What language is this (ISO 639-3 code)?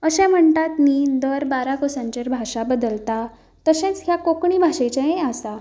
kok